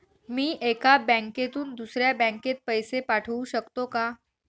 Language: Marathi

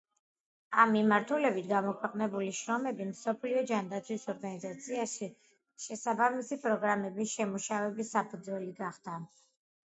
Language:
Georgian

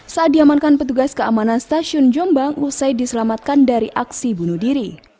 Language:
Indonesian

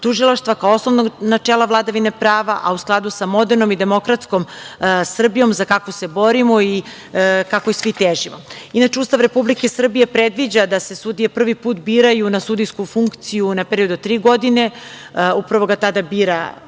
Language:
Serbian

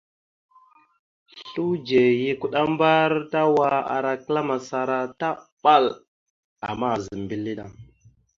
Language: Mada (Cameroon)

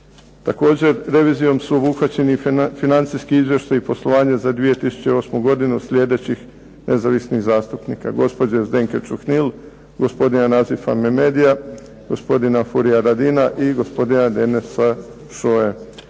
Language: Croatian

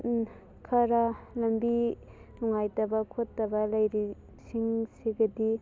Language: Manipuri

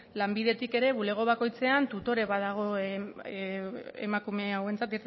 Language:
Basque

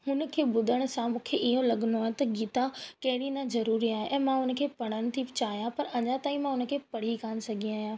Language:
Sindhi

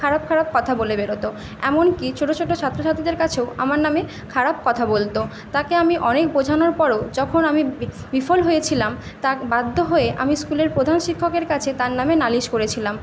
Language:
Bangla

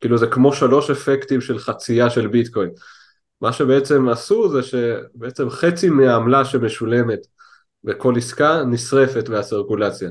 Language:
Hebrew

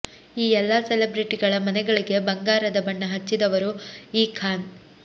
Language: Kannada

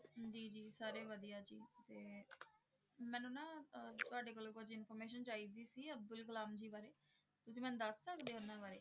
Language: Punjabi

